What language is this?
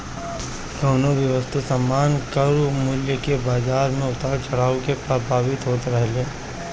Bhojpuri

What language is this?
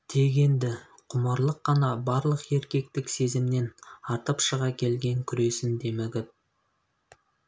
Kazakh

